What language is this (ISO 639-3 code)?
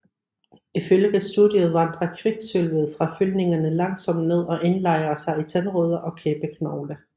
dan